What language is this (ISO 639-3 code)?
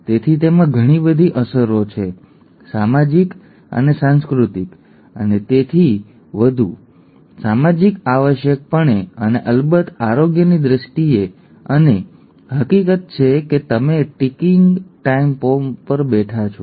guj